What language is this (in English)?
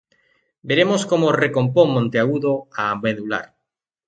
Galician